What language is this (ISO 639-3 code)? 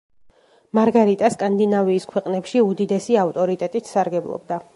kat